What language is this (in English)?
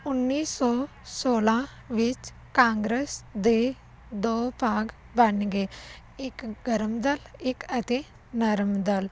Punjabi